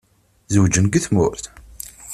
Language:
Kabyle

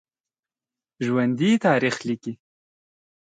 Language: Pashto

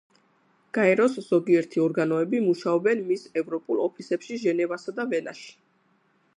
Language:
Georgian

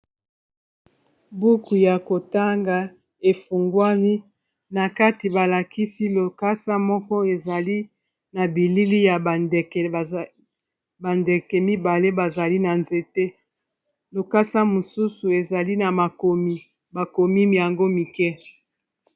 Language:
Lingala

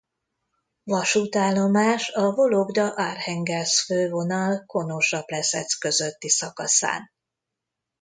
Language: Hungarian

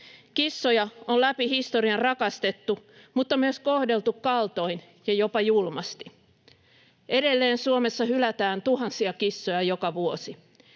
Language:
Finnish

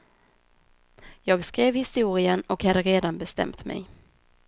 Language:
Swedish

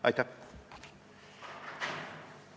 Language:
Estonian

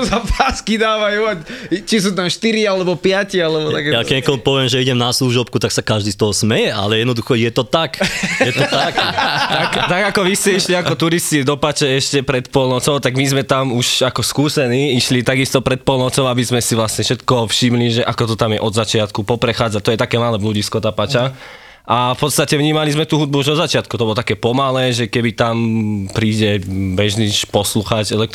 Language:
Slovak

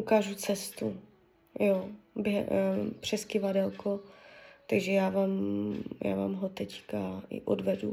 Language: Czech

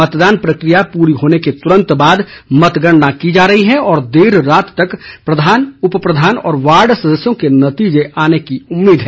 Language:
Hindi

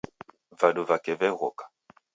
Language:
Taita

